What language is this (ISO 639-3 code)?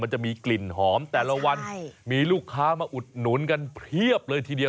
tha